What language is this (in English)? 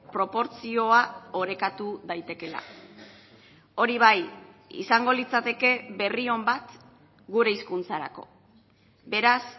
Basque